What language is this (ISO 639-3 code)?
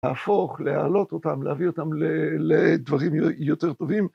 heb